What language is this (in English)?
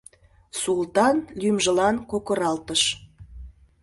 Mari